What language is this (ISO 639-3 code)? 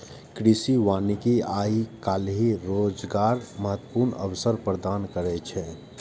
mai